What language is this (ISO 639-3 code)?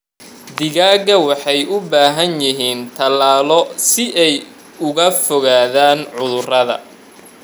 som